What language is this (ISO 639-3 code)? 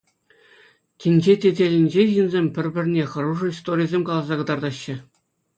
chv